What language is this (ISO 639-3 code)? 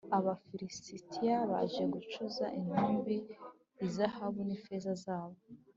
kin